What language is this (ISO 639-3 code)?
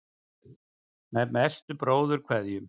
isl